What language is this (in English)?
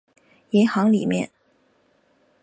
Chinese